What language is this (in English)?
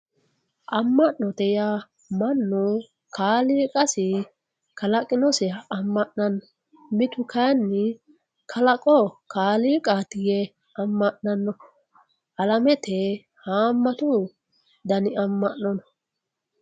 Sidamo